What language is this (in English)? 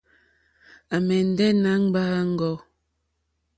Mokpwe